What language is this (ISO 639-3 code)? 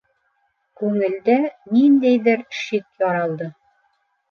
bak